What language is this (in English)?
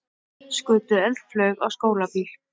Icelandic